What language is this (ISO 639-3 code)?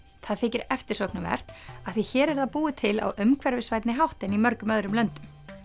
isl